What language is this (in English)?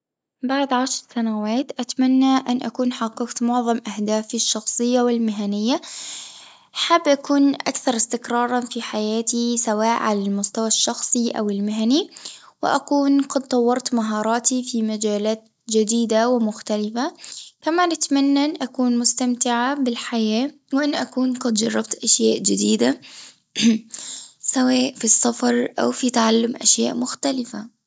Tunisian Arabic